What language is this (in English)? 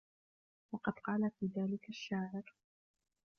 Arabic